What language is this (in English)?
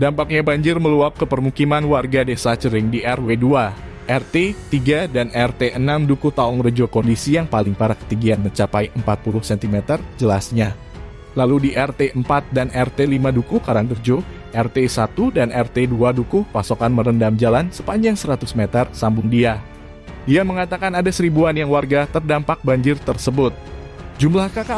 Indonesian